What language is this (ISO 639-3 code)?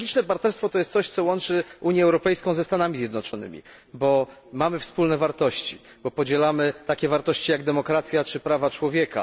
pol